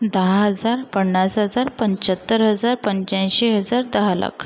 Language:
Marathi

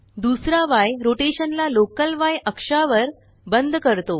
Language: Marathi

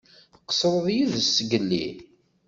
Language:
Kabyle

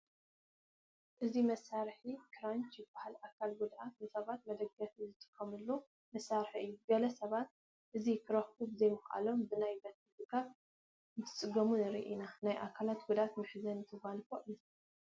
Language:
Tigrinya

